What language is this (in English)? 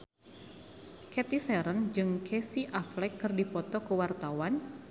Sundanese